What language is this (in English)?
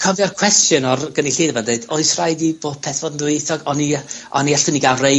Welsh